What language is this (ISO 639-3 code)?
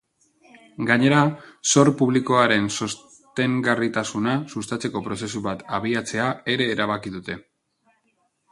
eus